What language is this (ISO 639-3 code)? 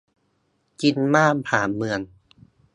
tha